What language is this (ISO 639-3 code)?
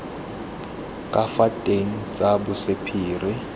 tsn